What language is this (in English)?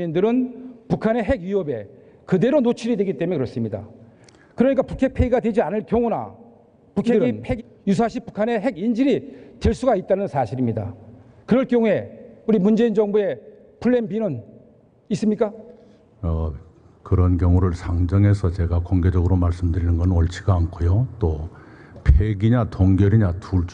Korean